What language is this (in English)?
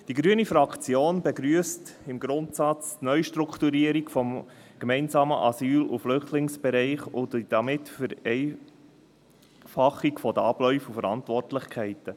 Swiss German